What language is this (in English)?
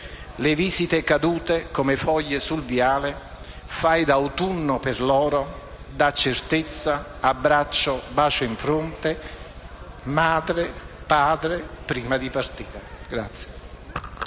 Italian